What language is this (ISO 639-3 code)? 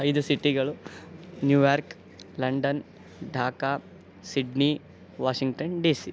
kan